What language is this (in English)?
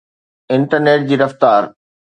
Sindhi